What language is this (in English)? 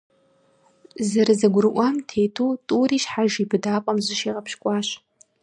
Kabardian